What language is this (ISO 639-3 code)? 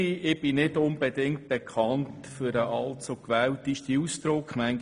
gsw